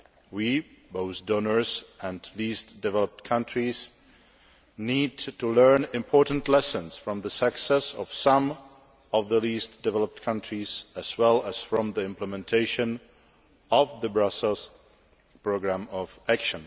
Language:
English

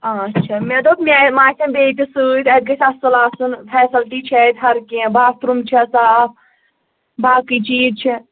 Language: Kashmiri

